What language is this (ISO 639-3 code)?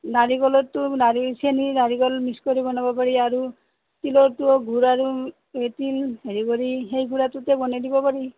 asm